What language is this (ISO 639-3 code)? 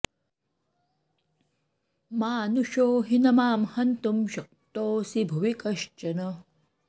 san